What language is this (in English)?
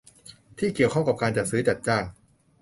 Thai